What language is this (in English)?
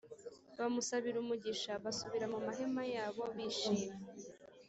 Kinyarwanda